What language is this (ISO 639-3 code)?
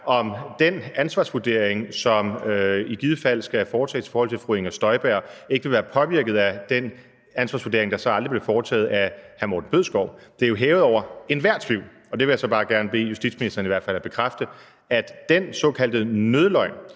dan